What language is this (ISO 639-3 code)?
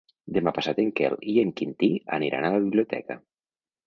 cat